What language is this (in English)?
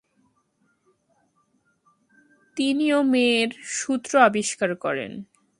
Bangla